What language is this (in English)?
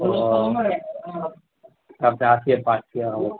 Maithili